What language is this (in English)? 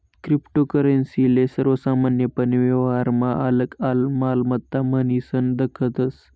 Marathi